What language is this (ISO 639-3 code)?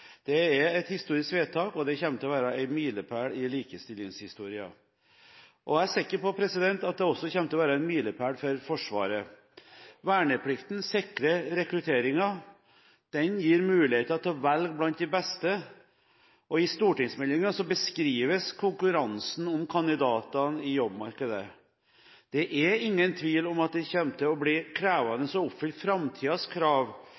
nob